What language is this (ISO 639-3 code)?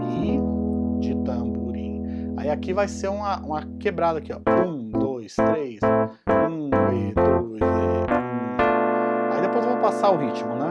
por